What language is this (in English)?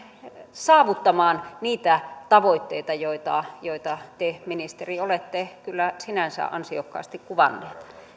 Finnish